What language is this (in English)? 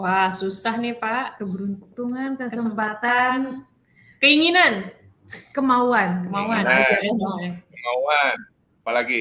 Indonesian